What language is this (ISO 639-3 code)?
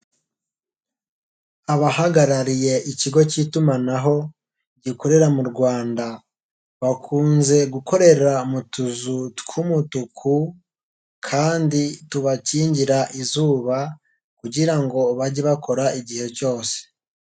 kin